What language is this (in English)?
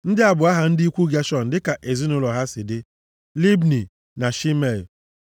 Igbo